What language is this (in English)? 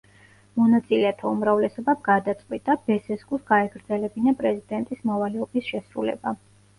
Georgian